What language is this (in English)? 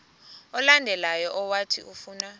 Xhosa